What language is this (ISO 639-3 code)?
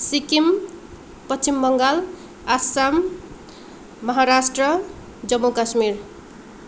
nep